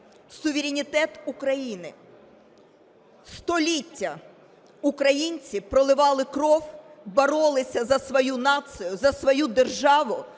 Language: Ukrainian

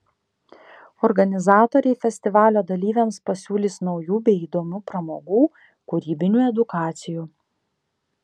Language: Lithuanian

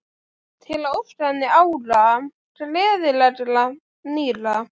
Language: Icelandic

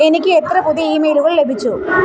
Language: Malayalam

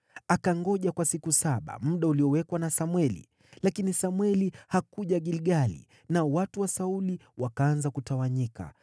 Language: Swahili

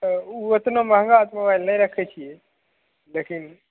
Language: Maithili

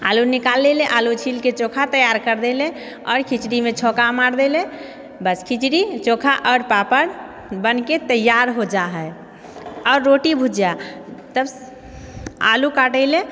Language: Maithili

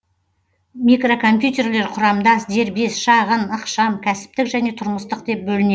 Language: Kazakh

